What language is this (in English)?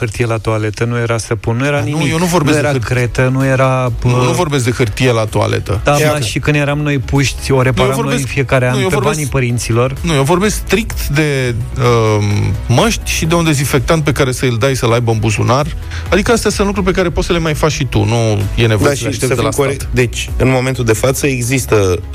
Romanian